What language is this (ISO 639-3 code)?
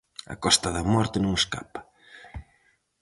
glg